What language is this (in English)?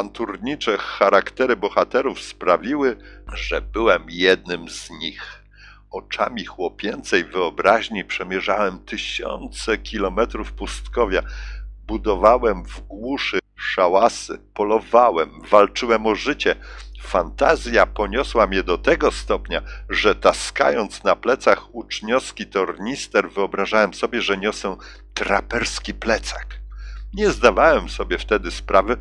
Polish